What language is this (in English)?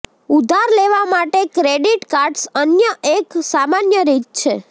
Gujarati